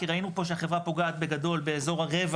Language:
Hebrew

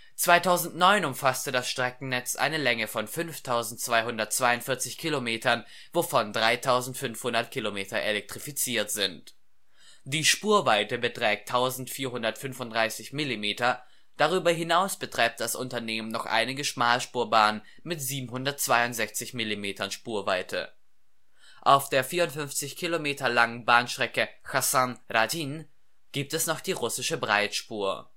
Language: German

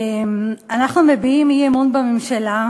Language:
Hebrew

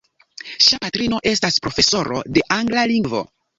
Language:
Esperanto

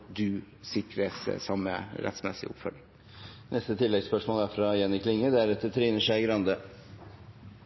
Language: Norwegian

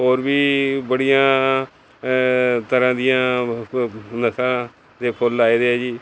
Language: Punjabi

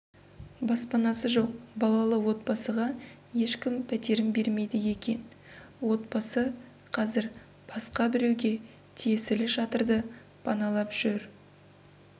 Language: Kazakh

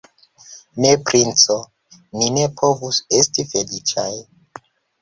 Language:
Esperanto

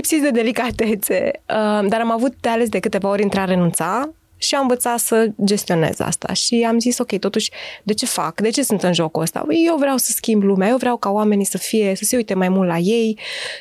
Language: Romanian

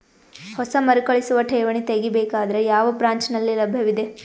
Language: Kannada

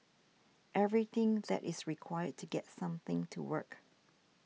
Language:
English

